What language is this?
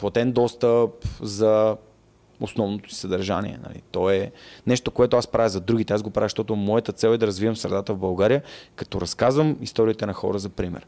Bulgarian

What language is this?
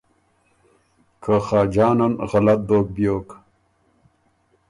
Ormuri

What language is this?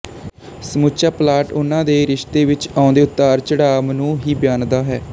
Punjabi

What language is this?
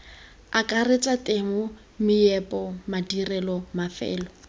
Tswana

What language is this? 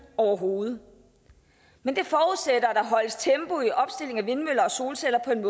Danish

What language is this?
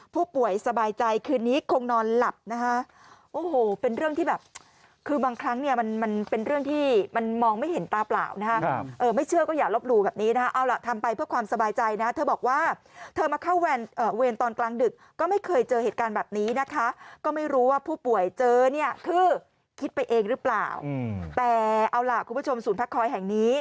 Thai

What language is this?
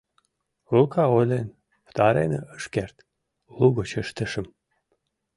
Mari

